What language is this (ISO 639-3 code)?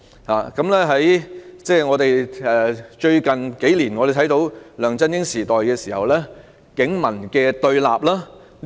yue